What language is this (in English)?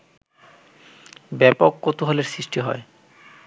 Bangla